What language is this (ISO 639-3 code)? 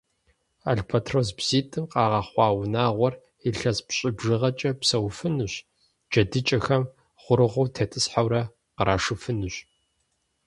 kbd